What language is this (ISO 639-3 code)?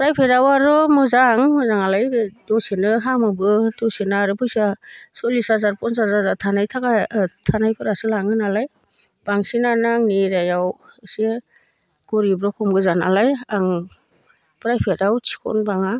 brx